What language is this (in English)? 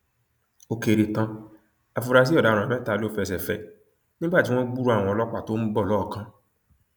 Yoruba